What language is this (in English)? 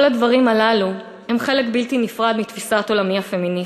Hebrew